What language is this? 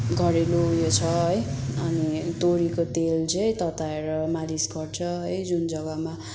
Nepali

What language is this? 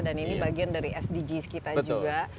Indonesian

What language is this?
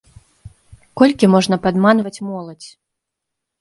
Belarusian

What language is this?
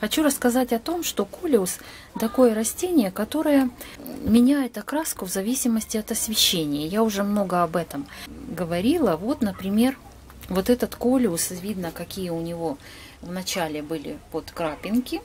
Russian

